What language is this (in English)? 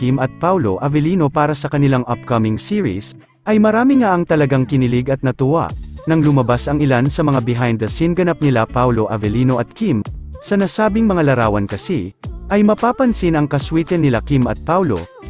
Filipino